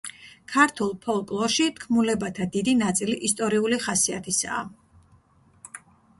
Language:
Georgian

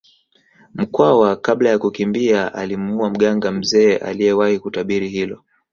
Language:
Swahili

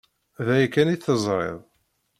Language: Kabyle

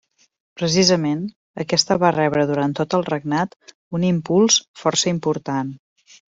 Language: Catalan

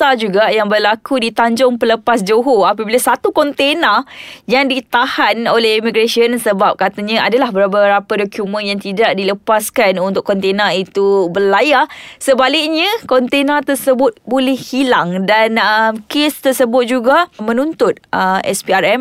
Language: Malay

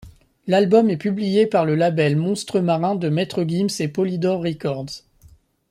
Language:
French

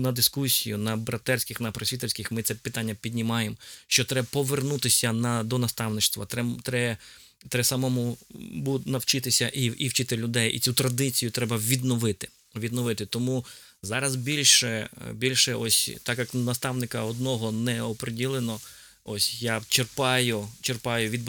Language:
Ukrainian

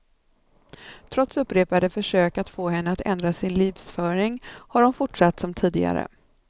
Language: Swedish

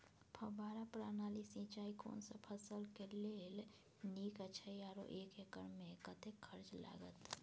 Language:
Maithili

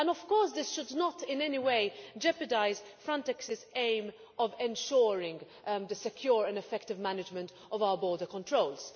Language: English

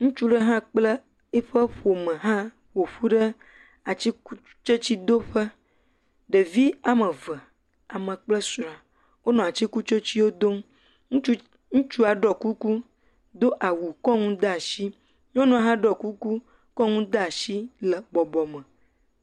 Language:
Ewe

